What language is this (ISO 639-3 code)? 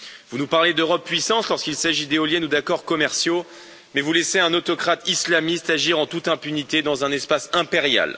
fra